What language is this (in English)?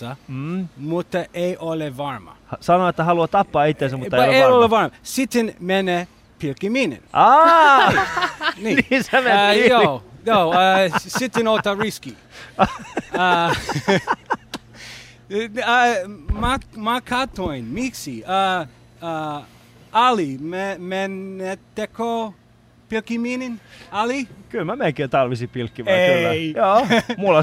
Finnish